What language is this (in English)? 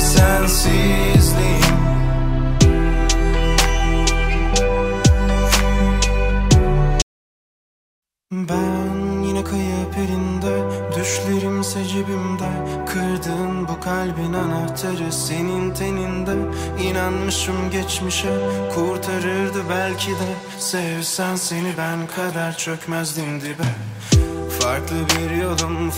Turkish